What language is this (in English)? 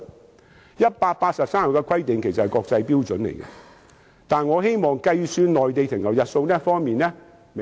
Cantonese